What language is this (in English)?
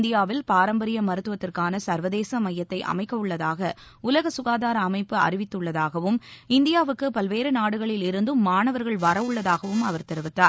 Tamil